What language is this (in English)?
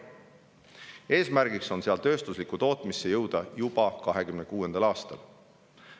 Estonian